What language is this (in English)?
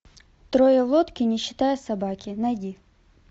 Russian